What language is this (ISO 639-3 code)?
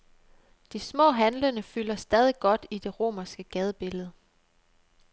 dan